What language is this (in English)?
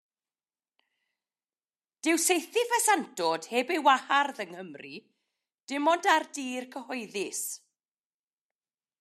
Welsh